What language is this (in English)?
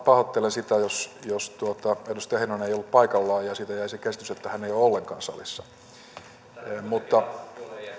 Finnish